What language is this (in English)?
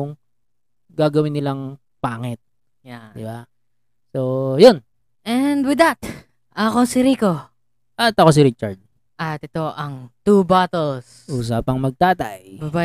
Filipino